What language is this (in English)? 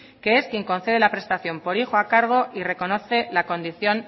Spanish